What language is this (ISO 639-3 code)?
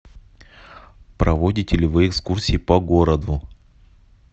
rus